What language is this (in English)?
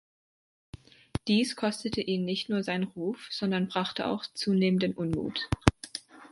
German